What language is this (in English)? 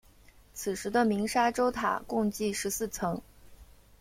Chinese